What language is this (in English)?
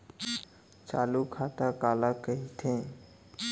Chhattisgarhi